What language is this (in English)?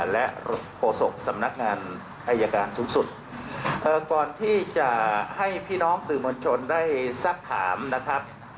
Thai